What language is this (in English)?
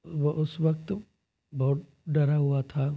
Hindi